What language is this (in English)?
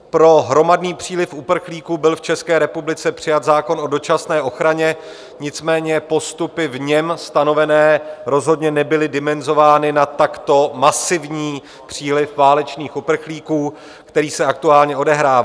Czech